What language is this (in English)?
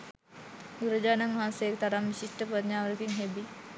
Sinhala